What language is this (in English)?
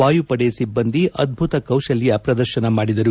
Kannada